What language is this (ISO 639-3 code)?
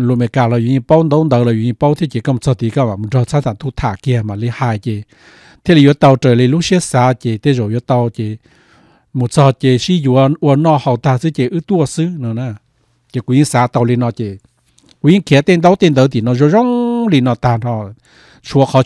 tha